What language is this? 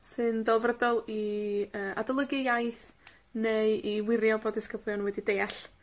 Welsh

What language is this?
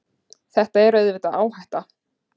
Icelandic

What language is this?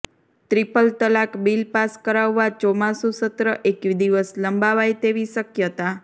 Gujarati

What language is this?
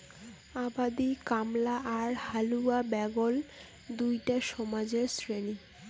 Bangla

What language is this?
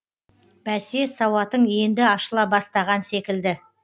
Kazakh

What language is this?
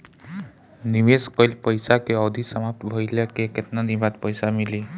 Bhojpuri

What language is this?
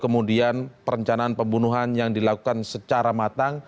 Indonesian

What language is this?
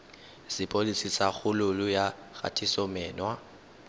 Tswana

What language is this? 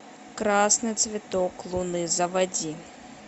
Russian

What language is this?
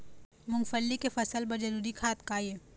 Chhattisgarhi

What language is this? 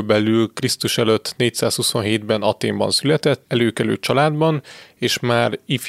Hungarian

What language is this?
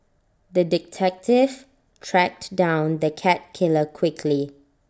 English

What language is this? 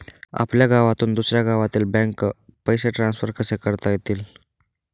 Marathi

